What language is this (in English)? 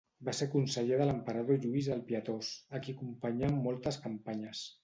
Catalan